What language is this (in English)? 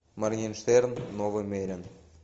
Russian